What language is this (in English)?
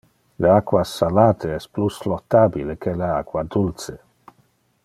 Interlingua